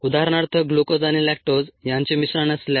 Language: Marathi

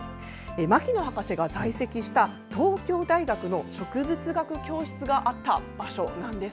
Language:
Japanese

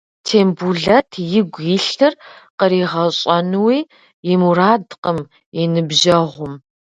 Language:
Kabardian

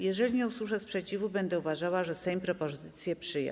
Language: Polish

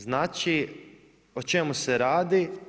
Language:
Croatian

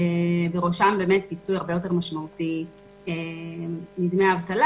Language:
Hebrew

